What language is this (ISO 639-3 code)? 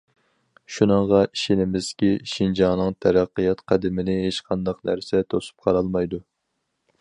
uig